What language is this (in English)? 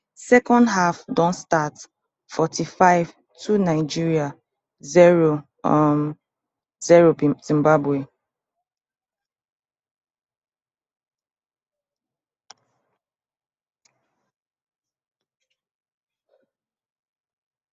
Nigerian Pidgin